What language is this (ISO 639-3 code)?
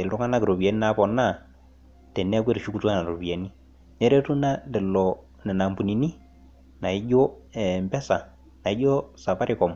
mas